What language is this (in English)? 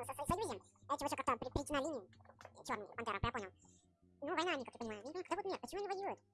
Russian